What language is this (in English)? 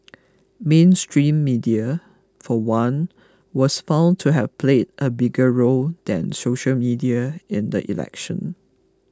English